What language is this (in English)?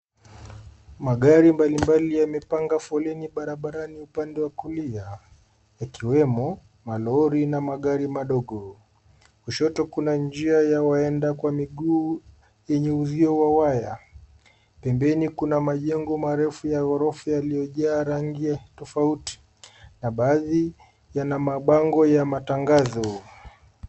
Swahili